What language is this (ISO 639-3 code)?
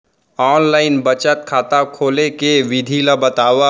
hne